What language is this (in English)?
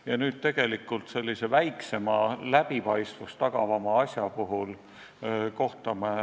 Estonian